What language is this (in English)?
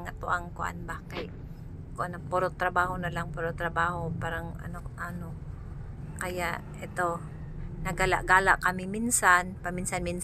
Filipino